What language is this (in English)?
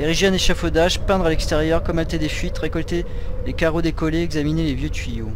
French